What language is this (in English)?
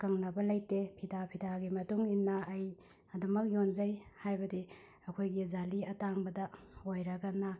Manipuri